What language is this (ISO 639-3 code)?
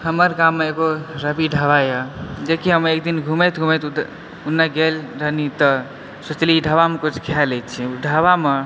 mai